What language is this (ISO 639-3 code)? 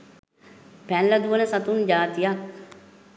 sin